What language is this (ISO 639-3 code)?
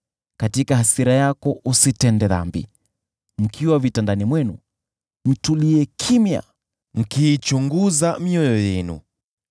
swa